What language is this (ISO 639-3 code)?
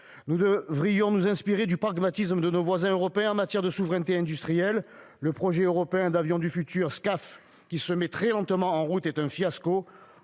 fra